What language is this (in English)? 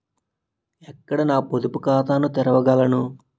Telugu